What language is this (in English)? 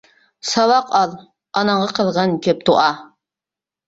Uyghur